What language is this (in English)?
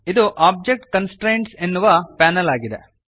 Kannada